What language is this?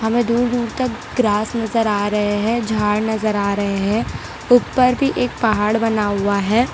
Hindi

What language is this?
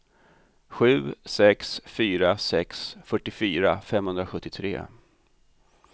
Swedish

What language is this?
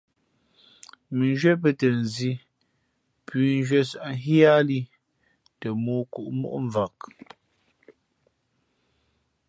Fe'fe'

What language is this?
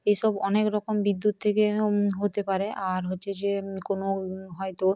Bangla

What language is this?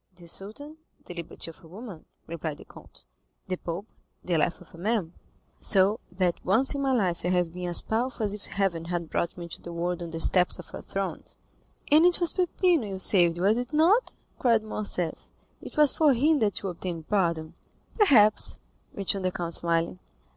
English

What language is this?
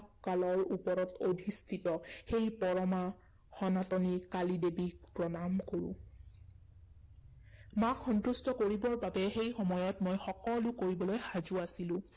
Assamese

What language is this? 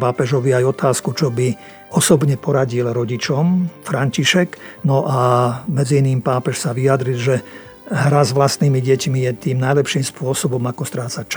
Slovak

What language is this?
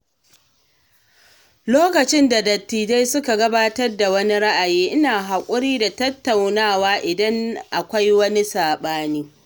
Hausa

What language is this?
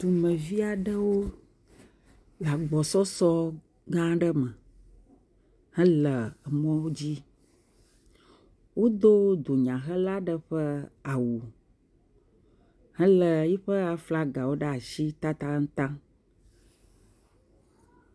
Ewe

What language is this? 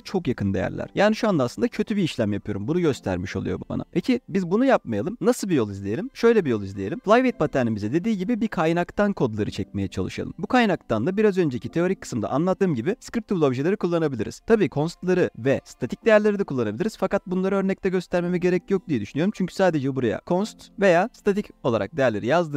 Turkish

